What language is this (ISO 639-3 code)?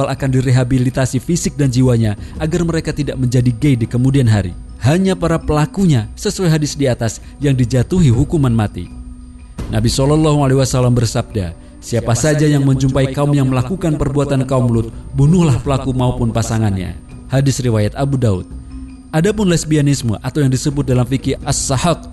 ind